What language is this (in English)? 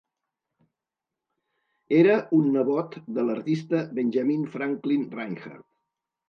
Catalan